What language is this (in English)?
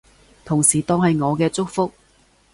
Cantonese